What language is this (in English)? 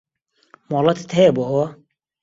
Central Kurdish